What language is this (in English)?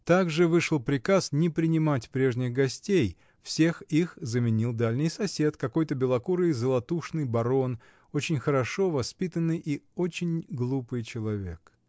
Russian